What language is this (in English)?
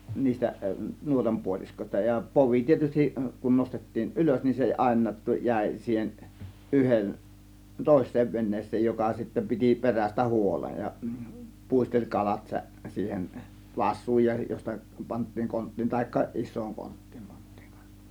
Finnish